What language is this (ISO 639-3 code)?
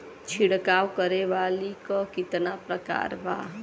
bho